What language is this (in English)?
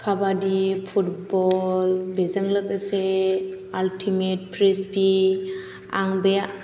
Bodo